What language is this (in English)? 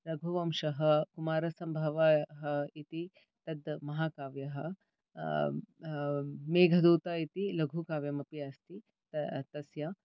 Sanskrit